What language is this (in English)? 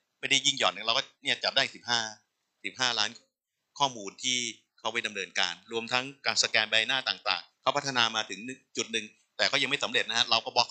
Thai